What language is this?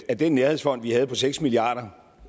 Danish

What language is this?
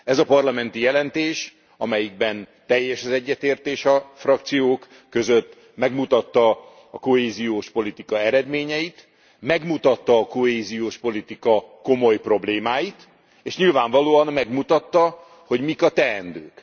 Hungarian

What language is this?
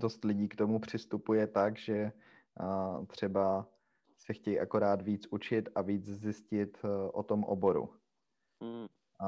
Czech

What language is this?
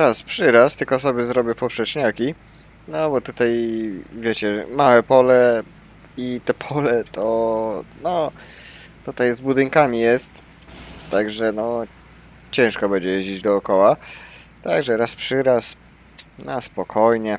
Polish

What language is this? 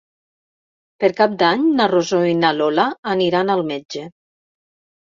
Catalan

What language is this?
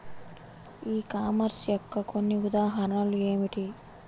Telugu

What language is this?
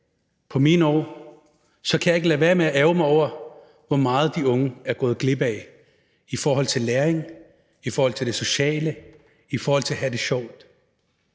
Danish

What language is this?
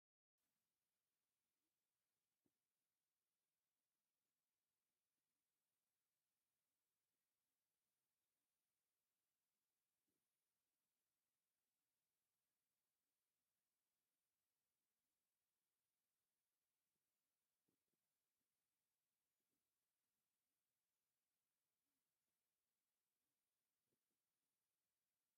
Tigrinya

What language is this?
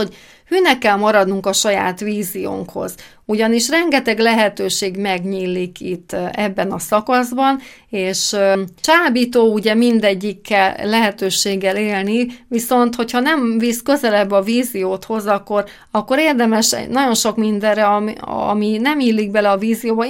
Hungarian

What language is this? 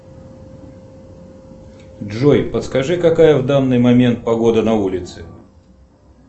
Russian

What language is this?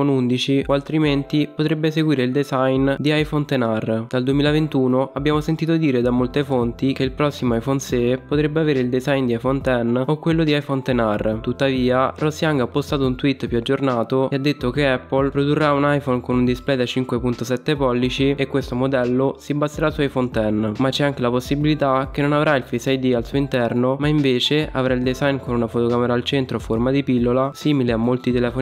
Italian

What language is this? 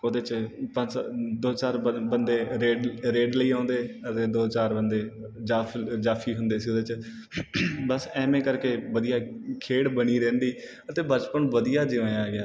Punjabi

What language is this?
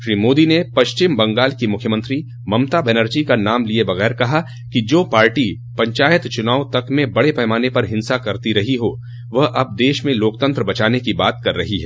Hindi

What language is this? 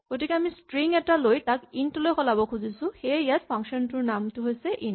Assamese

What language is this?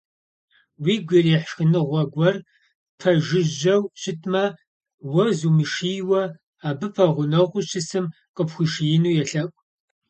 Kabardian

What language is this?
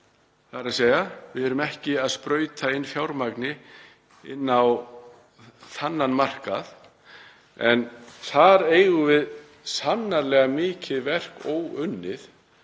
Icelandic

